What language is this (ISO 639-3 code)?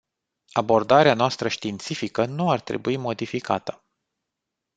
ron